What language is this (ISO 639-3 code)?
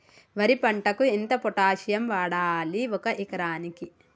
tel